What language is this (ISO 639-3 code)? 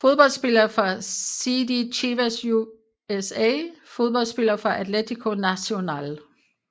dan